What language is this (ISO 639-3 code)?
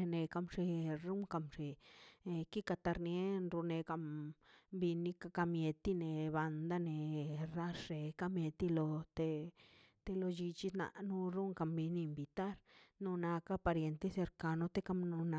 zpy